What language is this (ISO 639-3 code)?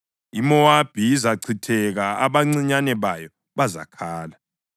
nde